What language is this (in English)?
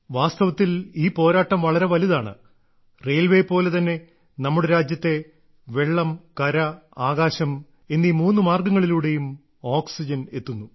Malayalam